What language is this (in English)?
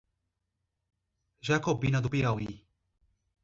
Portuguese